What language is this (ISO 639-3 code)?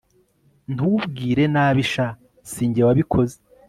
kin